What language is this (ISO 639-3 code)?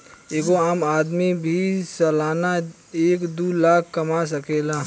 bho